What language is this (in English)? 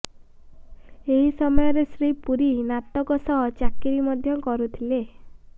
Odia